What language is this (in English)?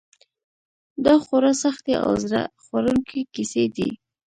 Pashto